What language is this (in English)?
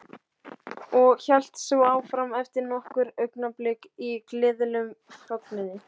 Icelandic